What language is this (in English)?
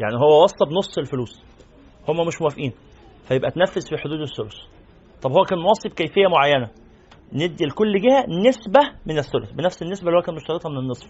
Arabic